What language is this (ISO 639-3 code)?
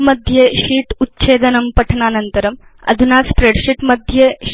san